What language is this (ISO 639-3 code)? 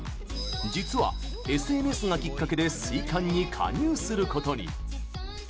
jpn